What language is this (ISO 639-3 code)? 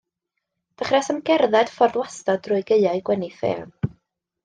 cym